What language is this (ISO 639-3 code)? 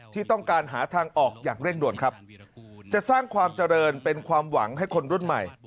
tha